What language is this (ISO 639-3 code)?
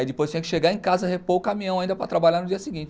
por